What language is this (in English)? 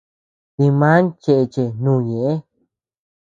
Tepeuxila Cuicatec